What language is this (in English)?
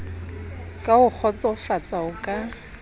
Southern Sotho